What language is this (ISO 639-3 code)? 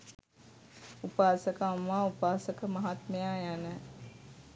sin